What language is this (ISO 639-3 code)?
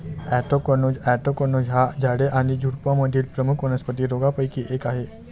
mar